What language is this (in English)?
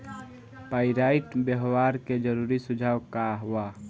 Bhojpuri